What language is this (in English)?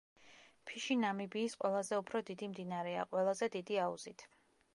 Georgian